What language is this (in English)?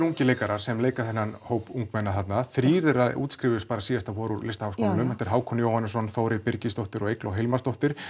Icelandic